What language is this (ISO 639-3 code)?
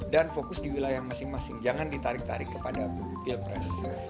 ind